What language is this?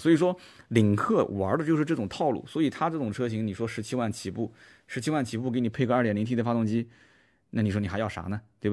Chinese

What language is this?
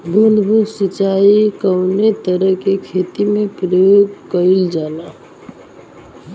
Bhojpuri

